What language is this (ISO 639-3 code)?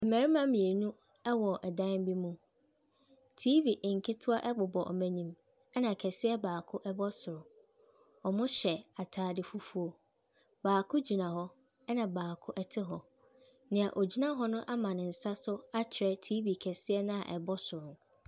aka